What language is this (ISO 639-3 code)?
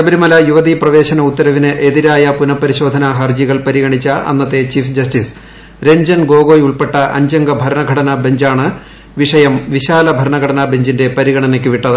mal